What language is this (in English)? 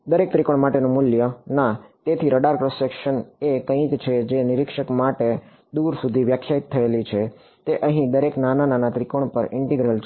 Gujarati